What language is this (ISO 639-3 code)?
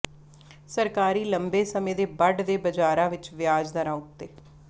pan